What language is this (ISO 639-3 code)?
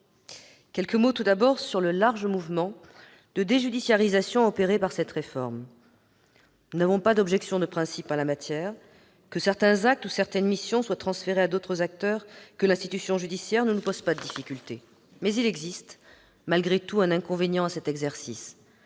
fra